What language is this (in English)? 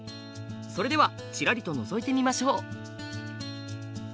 Japanese